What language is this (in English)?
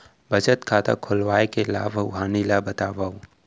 Chhattisgarhi